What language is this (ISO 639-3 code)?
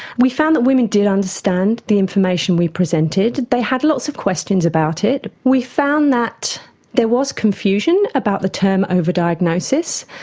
eng